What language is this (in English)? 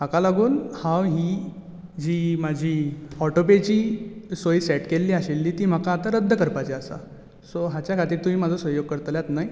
Konkani